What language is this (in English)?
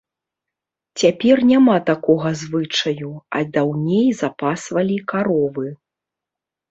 Belarusian